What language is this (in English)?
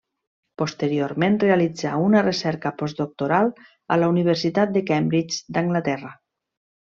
Catalan